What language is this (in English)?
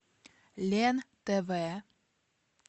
Russian